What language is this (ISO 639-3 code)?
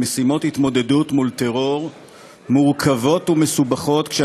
heb